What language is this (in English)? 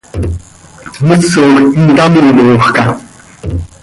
Seri